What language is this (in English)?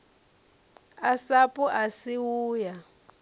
Venda